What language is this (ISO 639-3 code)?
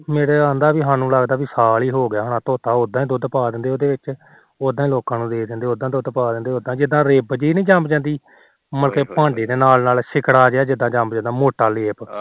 pan